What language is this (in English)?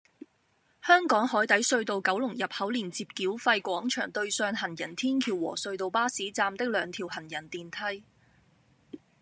Cantonese